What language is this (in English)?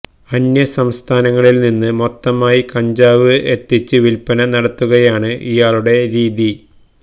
Malayalam